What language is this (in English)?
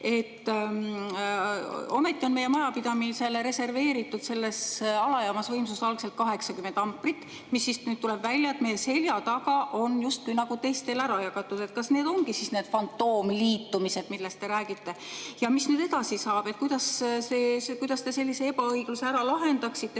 Estonian